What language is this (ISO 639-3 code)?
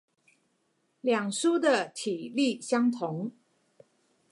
zho